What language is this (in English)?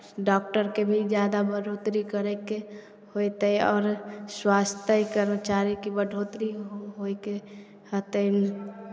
Maithili